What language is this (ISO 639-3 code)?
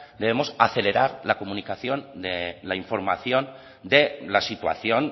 spa